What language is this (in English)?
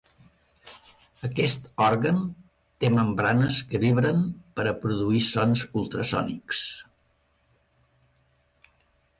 Catalan